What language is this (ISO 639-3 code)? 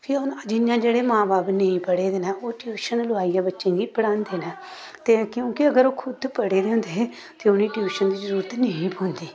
doi